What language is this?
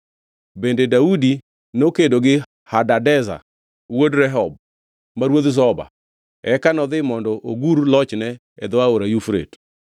Luo (Kenya and Tanzania)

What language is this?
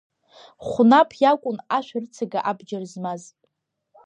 Abkhazian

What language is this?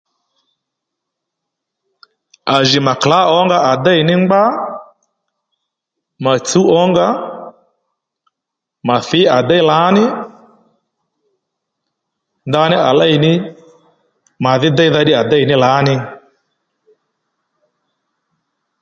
Lendu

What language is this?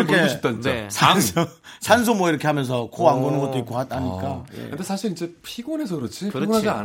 Korean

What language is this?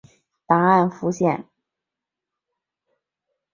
Chinese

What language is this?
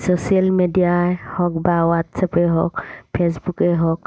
Assamese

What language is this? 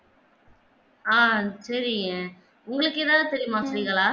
Tamil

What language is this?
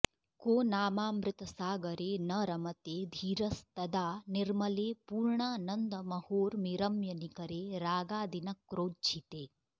Sanskrit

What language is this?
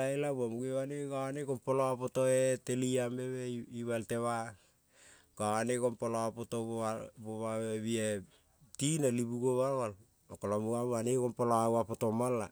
Kol (Papua New Guinea)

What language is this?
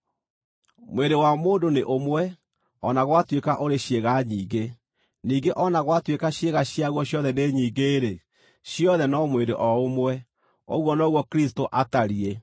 Kikuyu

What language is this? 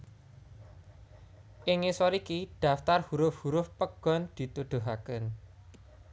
Javanese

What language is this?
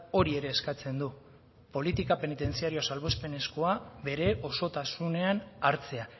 Basque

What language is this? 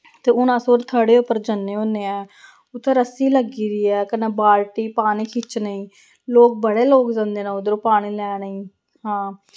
Dogri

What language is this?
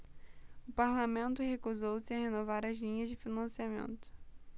Portuguese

